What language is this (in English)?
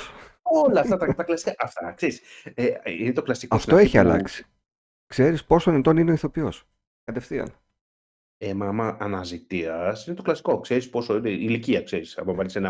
Greek